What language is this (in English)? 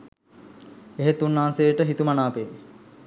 Sinhala